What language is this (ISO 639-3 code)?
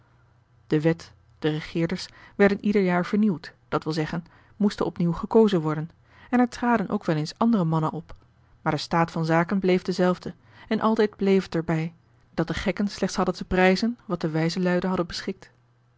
nld